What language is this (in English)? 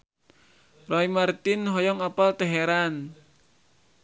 Sundanese